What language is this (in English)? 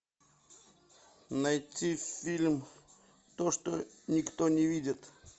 Russian